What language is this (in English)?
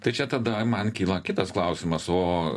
Lithuanian